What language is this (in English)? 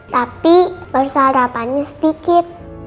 Indonesian